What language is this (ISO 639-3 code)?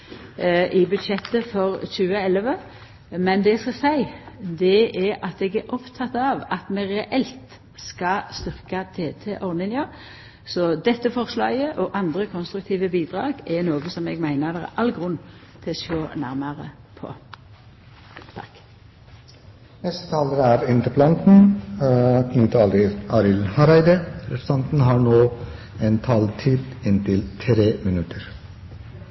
nno